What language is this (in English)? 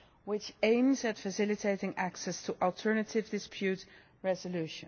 English